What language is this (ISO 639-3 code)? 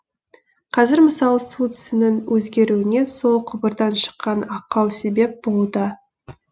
kaz